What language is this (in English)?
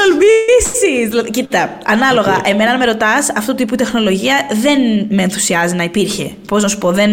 Greek